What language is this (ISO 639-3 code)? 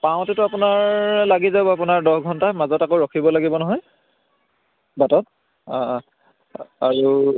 asm